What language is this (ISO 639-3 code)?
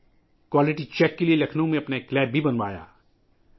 urd